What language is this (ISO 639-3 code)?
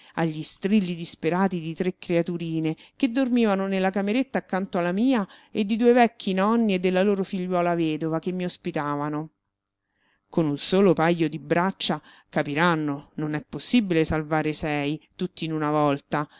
ita